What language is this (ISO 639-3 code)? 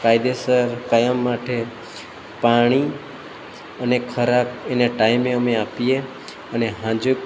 guj